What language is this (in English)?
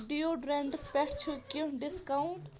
Kashmiri